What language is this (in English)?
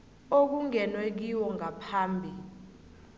South Ndebele